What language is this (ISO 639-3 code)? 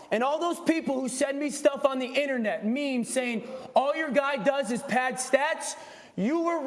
eng